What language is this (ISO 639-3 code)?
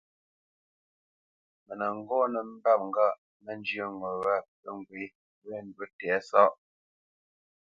bce